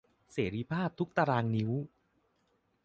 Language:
Thai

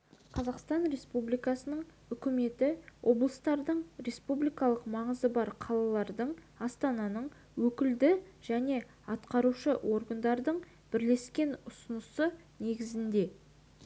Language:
Kazakh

